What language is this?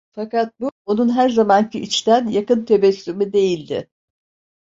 Turkish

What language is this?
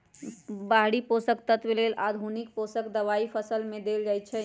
Magahi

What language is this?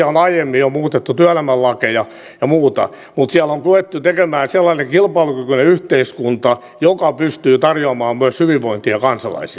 Finnish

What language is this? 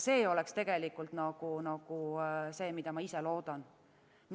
Estonian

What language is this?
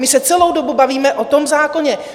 Czech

